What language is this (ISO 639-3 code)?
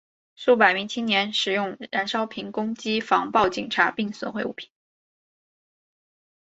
zho